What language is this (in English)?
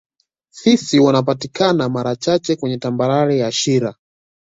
Swahili